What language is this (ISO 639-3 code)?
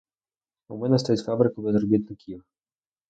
ukr